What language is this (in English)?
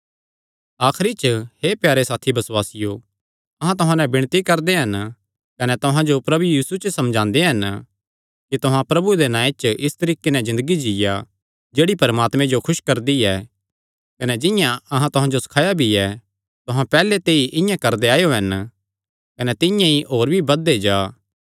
Kangri